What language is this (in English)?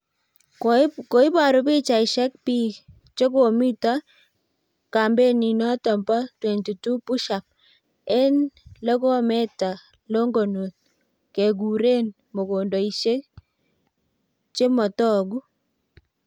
Kalenjin